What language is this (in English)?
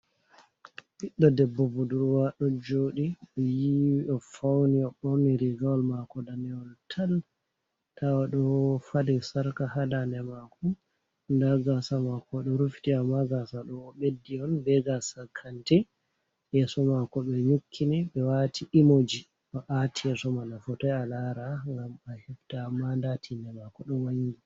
Fula